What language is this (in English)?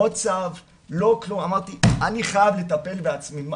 Hebrew